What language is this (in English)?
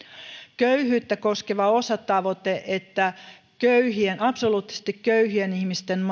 Finnish